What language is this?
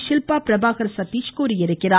Tamil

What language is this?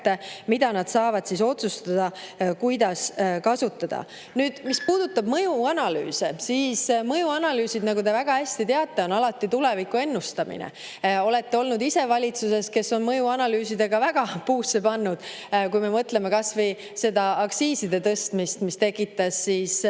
Estonian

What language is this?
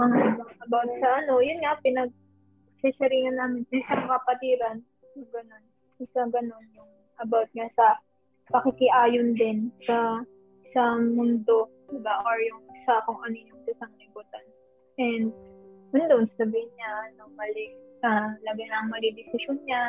Filipino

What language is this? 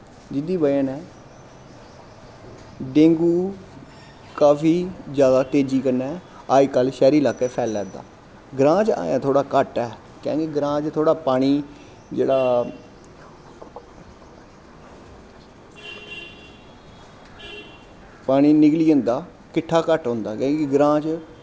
Dogri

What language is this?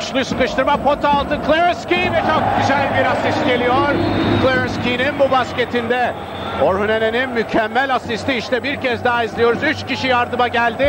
Turkish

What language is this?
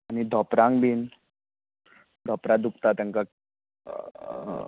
Konkani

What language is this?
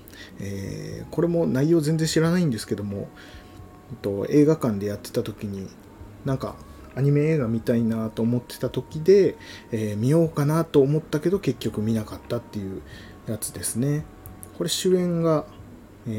Japanese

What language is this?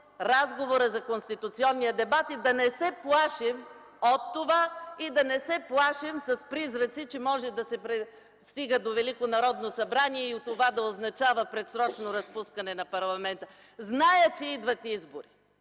Bulgarian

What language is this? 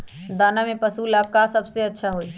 Magahi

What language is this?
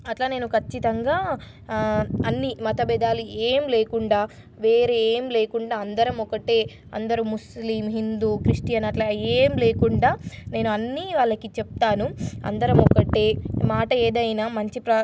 Telugu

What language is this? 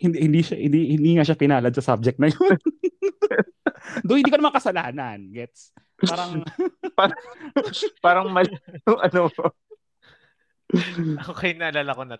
Filipino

